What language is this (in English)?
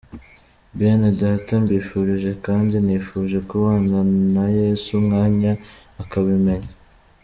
Kinyarwanda